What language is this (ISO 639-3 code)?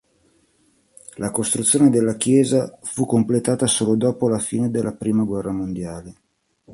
ita